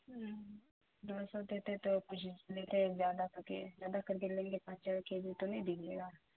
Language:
Urdu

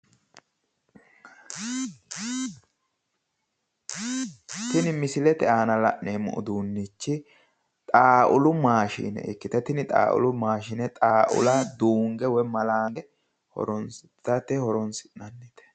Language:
Sidamo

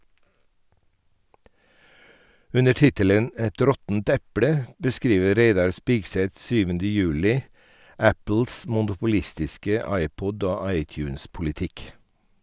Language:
Norwegian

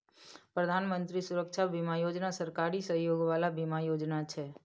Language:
Maithili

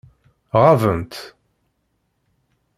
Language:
Kabyle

